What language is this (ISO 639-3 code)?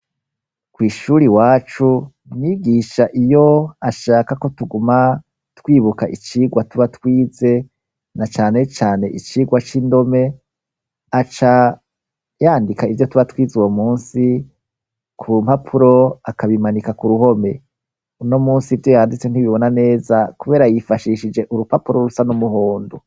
run